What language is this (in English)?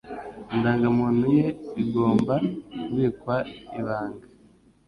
Kinyarwanda